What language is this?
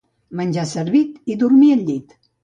Catalan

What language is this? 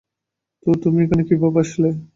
Bangla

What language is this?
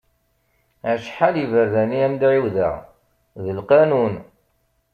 Kabyle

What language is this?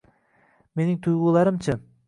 Uzbek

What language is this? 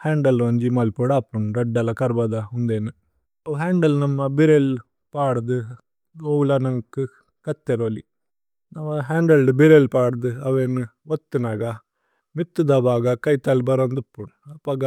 Tulu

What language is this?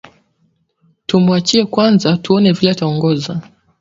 Swahili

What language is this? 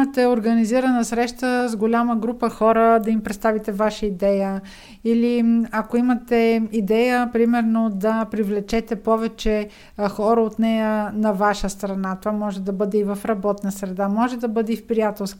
Bulgarian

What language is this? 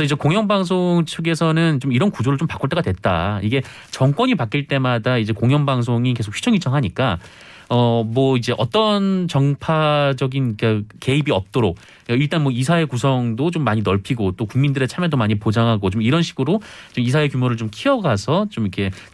Korean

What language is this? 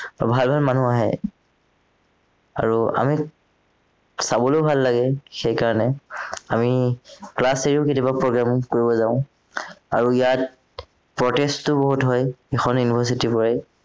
Assamese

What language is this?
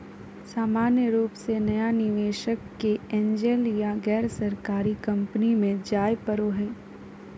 Magahi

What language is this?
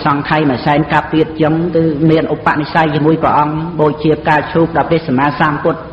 Khmer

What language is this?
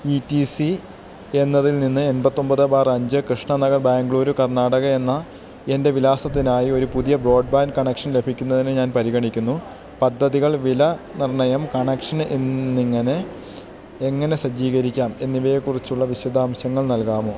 Malayalam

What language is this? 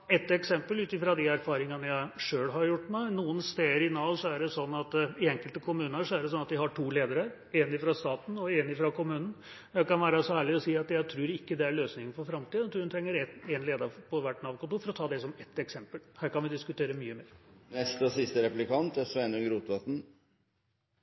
Norwegian Bokmål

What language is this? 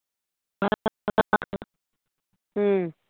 Punjabi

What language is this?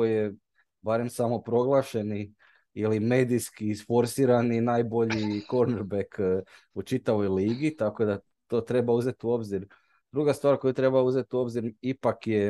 Croatian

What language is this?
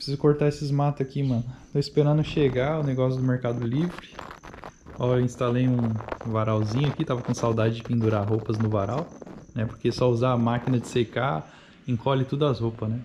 Portuguese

